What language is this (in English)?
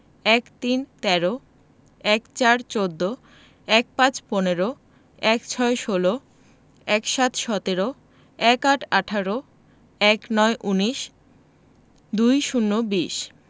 Bangla